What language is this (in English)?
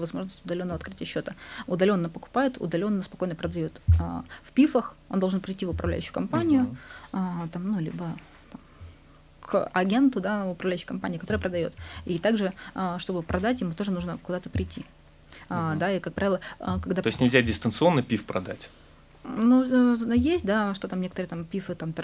Russian